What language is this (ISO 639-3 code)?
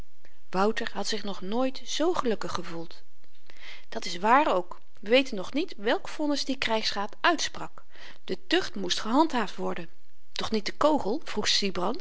nld